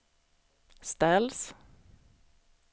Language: Swedish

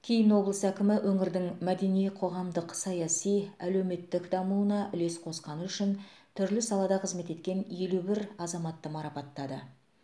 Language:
Kazakh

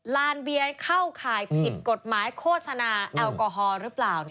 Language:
Thai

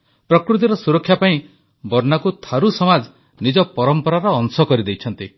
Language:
Odia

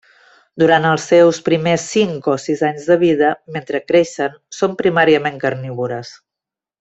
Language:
Catalan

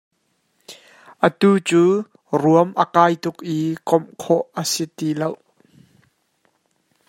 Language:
Hakha Chin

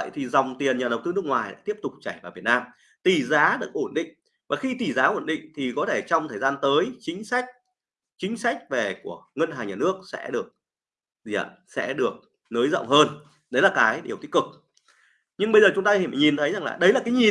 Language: Vietnamese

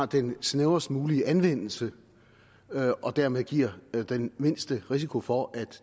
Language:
Danish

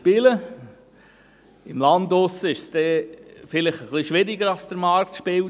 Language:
Swiss German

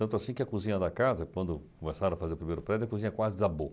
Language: Portuguese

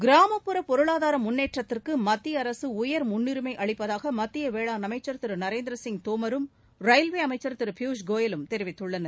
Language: Tamil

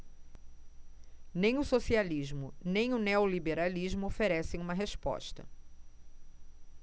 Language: Portuguese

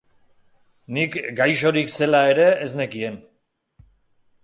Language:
Basque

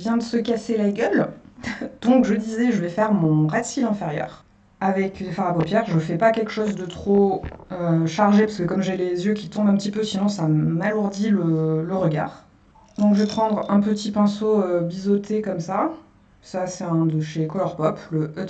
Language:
French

